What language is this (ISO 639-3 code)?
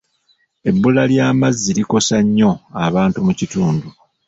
lug